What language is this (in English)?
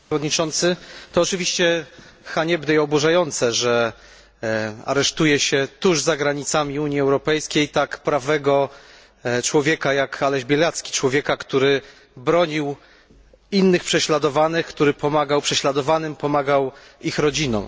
Polish